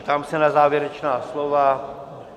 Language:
Czech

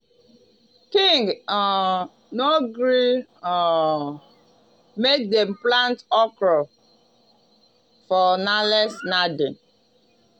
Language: Nigerian Pidgin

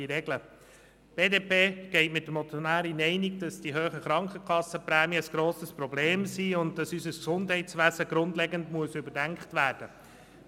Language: Swiss German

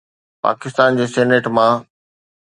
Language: Sindhi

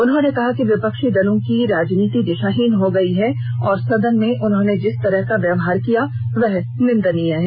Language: Hindi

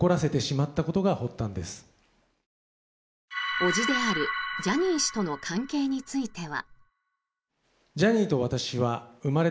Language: Japanese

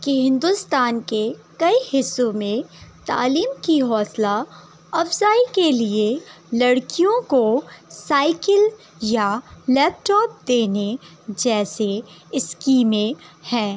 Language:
Urdu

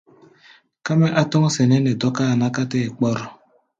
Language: Gbaya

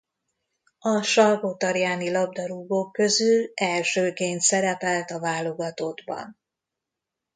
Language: Hungarian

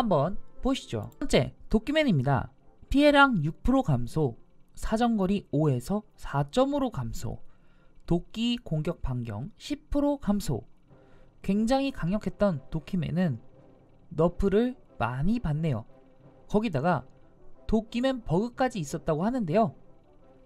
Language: Korean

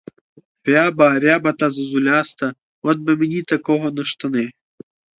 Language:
Ukrainian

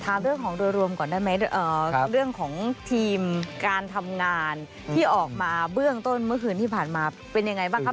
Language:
Thai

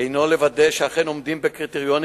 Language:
Hebrew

